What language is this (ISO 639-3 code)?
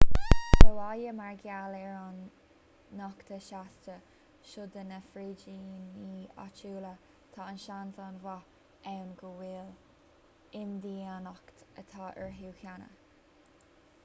gle